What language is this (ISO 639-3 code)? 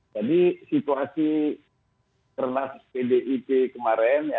ind